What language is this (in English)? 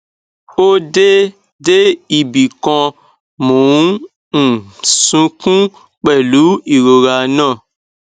Yoruba